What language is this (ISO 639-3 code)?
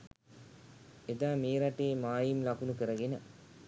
sin